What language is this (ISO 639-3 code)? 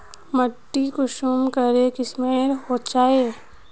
mag